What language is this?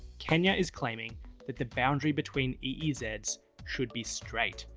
English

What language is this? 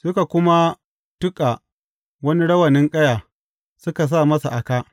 Hausa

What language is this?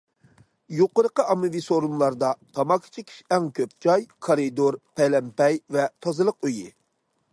Uyghur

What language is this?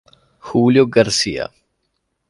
Italian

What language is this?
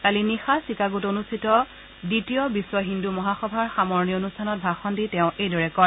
Assamese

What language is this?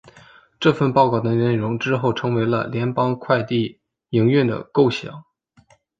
Chinese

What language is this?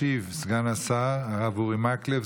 Hebrew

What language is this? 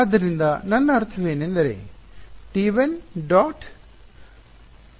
Kannada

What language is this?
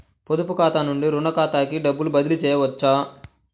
Telugu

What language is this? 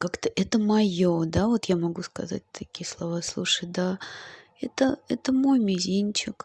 Russian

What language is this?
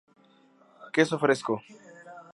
Spanish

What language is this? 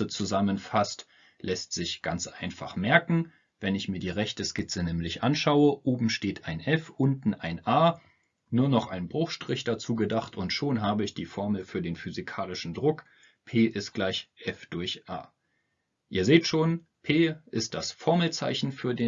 German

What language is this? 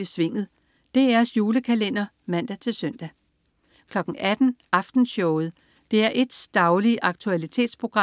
Danish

